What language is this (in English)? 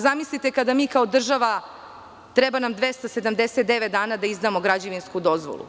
Serbian